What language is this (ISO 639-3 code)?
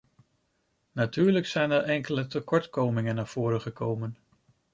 nld